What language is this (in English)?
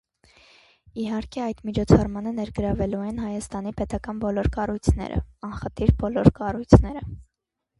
Armenian